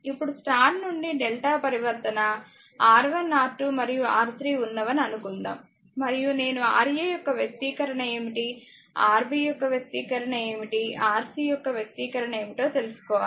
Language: Telugu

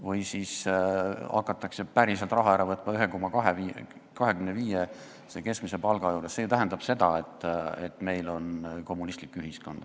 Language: Estonian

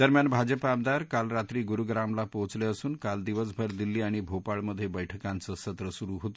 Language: Marathi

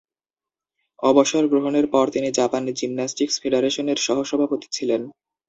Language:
Bangla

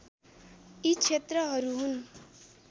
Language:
Nepali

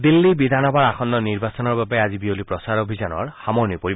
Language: Assamese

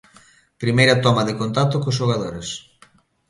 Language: Galician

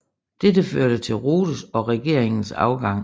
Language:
Danish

